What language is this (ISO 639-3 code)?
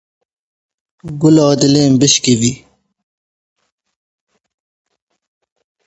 kur